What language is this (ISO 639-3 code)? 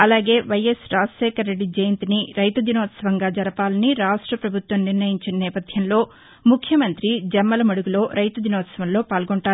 tel